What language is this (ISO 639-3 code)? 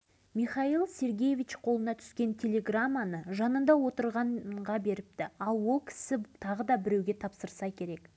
kaz